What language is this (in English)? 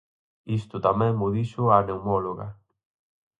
Galician